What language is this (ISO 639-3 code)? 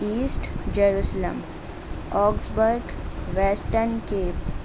urd